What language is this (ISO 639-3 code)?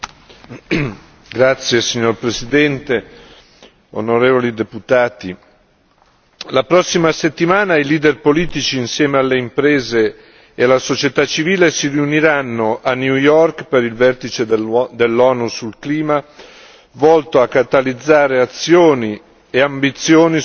ita